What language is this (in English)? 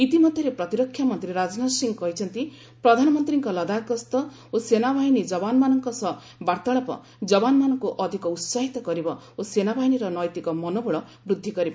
Odia